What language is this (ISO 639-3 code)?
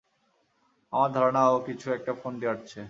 ben